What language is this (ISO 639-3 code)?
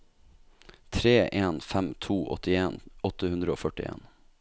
nor